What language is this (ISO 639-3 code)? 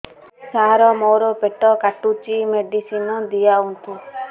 ori